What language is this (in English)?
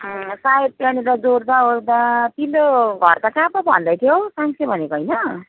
Nepali